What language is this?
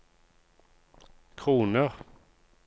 Norwegian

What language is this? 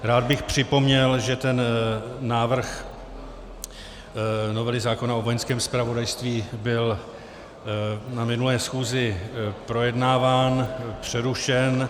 Czech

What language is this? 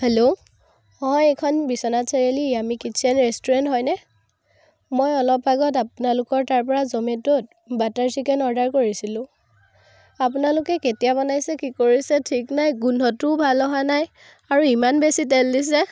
Assamese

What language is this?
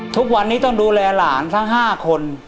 Thai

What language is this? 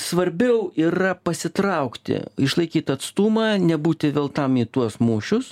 Lithuanian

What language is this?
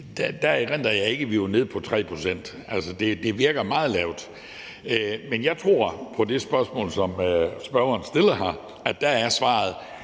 Danish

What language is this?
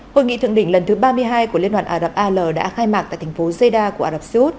Vietnamese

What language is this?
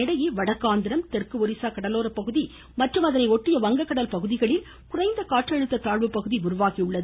Tamil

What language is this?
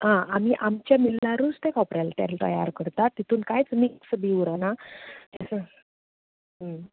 Konkani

